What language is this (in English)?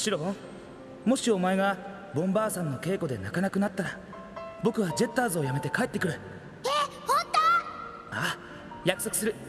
Japanese